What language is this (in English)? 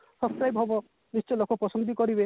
Odia